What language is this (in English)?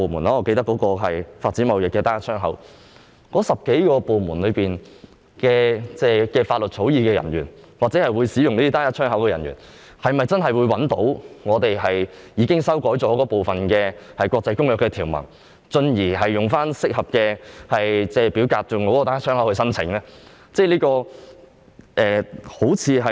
Cantonese